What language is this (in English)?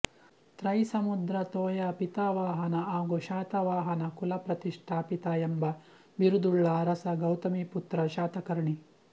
Kannada